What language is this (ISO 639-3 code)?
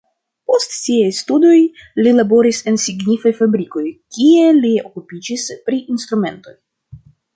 epo